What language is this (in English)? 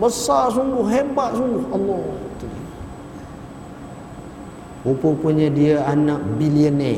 Malay